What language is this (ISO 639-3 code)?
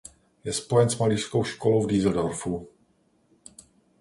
ces